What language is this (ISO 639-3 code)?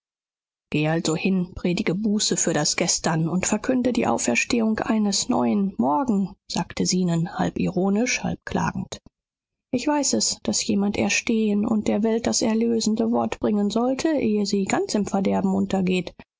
deu